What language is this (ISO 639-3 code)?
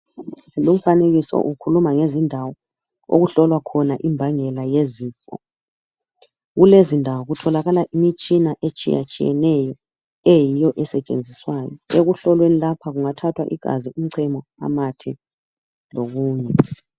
nde